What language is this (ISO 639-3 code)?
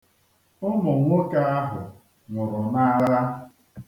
ibo